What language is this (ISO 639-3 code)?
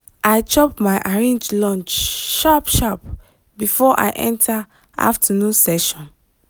pcm